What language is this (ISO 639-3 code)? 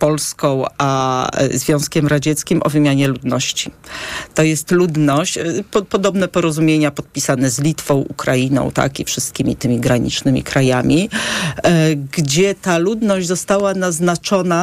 pol